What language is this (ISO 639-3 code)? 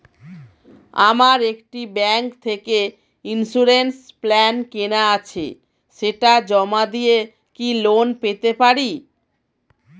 ben